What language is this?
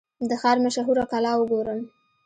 Pashto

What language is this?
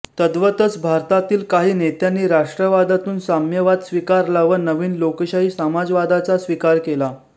Marathi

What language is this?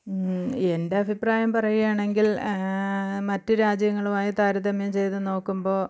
Malayalam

